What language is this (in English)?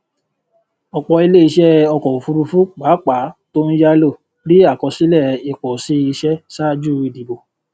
Yoruba